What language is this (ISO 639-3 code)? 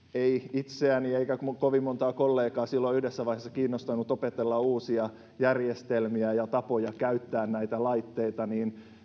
fin